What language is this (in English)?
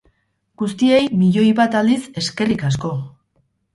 Basque